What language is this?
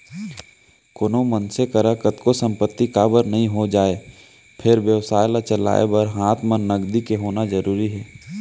Chhattisgarhi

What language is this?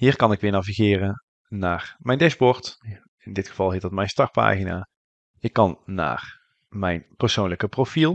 Dutch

